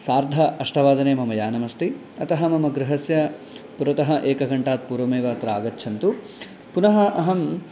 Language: Sanskrit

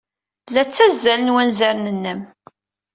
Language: Kabyle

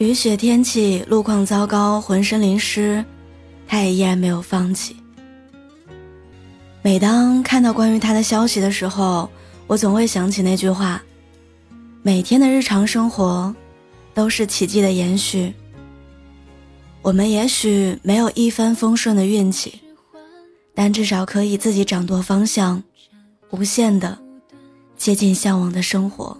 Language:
Chinese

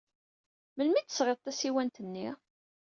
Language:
Kabyle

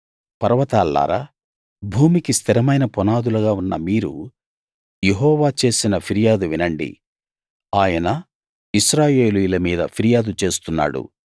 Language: Telugu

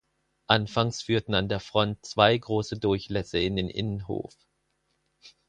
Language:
German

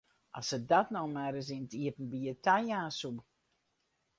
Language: Western Frisian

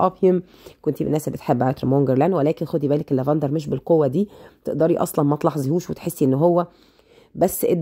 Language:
Arabic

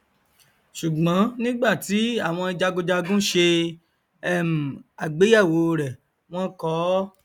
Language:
Yoruba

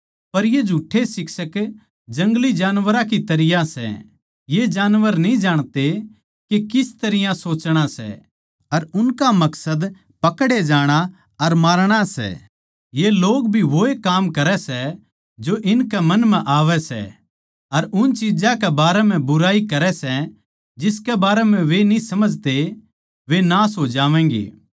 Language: Haryanvi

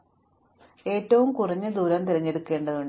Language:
Malayalam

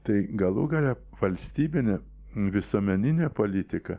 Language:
Lithuanian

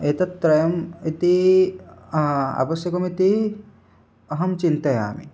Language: Sanskrit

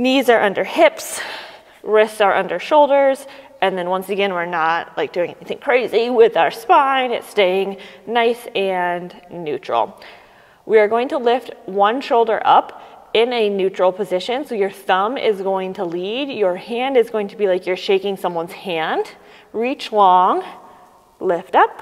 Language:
English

